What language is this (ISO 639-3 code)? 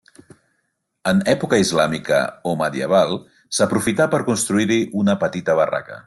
cat